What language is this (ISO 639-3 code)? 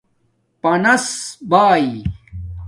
dmk